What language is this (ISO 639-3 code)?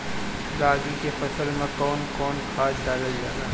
bho